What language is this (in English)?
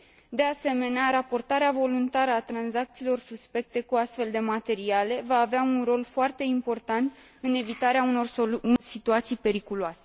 Romanian